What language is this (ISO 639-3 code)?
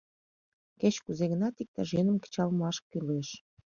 chm